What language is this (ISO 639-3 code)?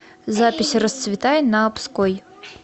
rus